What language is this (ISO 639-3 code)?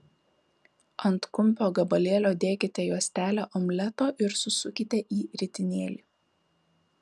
lit